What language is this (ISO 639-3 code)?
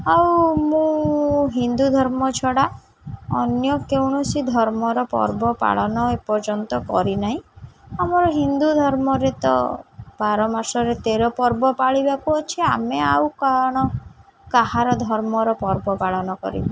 ori